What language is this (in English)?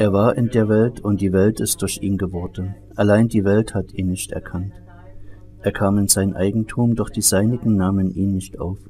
German